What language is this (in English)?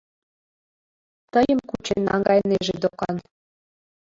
Mari